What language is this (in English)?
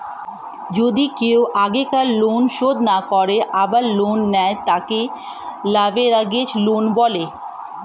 Bangla